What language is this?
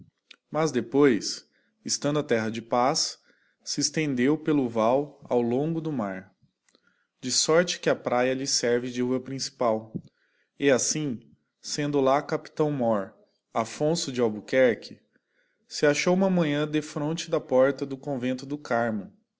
Portuguese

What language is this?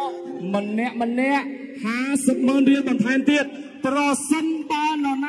Thai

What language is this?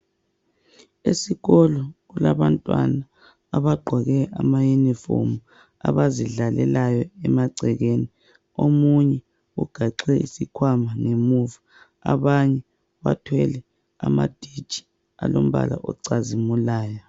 North Ndebele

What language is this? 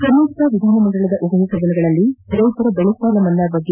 Kannada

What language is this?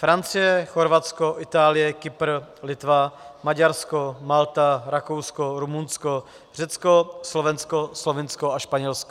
Czech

